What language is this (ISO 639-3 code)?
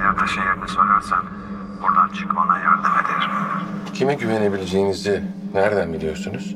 tur